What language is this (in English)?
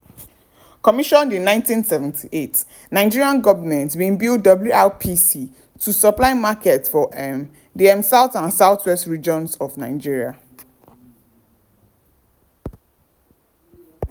Nigerian Pidgin